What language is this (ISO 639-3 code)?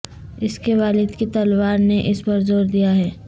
urd